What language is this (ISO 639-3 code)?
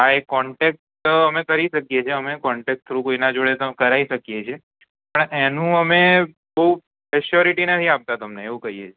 guj